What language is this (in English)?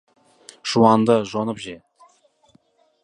Kazakh